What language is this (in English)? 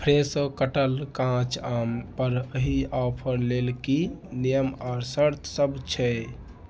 Maithili